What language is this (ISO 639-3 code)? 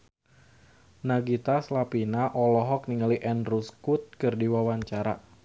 sun